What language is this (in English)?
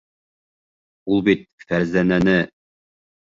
Bashkir